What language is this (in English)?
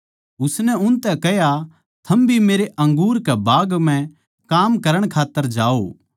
Haryanvi